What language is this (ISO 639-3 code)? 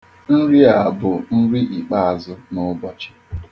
ibo